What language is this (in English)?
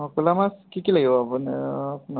Assamese